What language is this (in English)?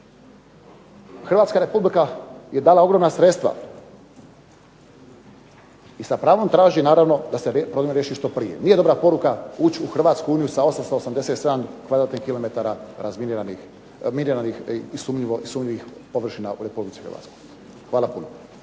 Croatian